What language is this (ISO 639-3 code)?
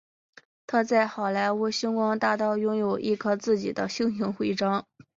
zho